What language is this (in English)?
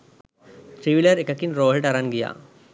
Sinhala